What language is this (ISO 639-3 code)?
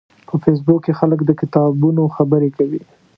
pus